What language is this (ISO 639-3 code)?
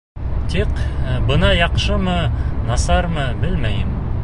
bak